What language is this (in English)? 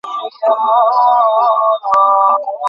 Bangla